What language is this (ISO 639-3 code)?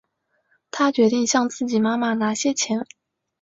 zho